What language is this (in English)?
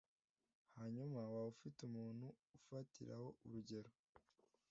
Kinyarwanda